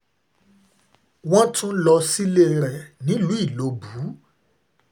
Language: Yoruba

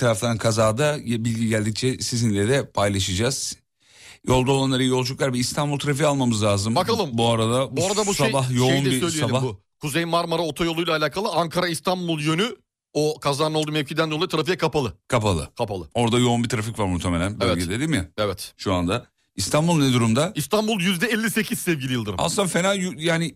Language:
Turkish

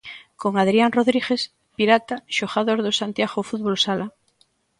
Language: Galician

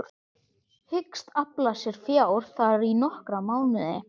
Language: Icelandic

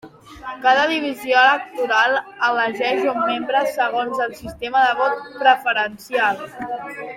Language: Catalan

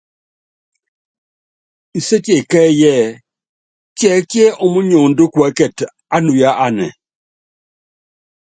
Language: Yangben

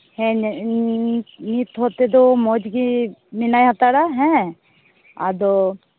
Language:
Santali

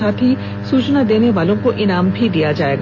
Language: Hindi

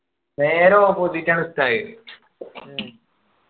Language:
Malayalam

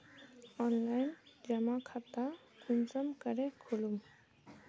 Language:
Magahi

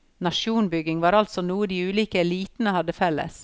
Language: Norwegian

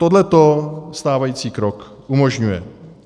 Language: Czech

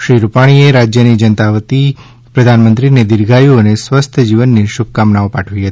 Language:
Gujarati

